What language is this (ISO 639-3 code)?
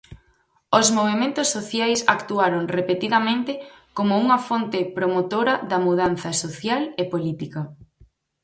glg